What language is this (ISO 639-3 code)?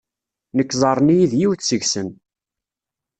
kab